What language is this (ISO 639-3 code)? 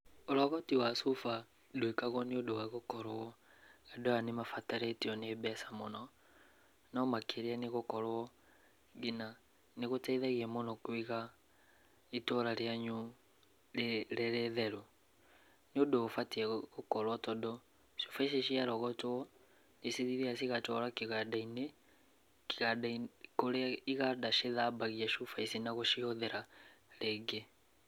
kik